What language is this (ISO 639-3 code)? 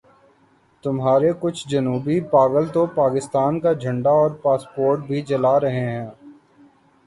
urd